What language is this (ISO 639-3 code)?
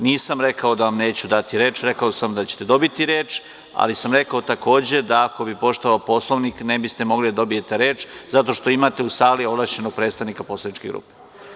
srp